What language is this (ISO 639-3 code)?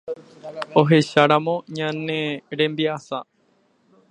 grn